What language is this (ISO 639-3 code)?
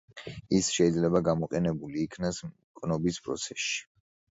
kat